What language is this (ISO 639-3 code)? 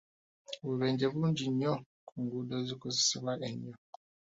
lug